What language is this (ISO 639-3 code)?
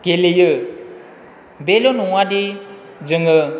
brx